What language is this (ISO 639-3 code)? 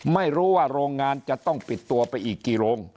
tha